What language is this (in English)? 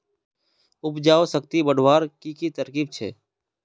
Magahi